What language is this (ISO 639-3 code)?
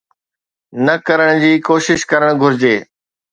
snd